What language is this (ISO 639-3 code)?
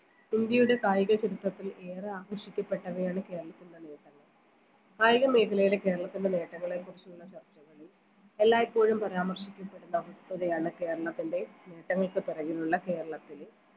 mal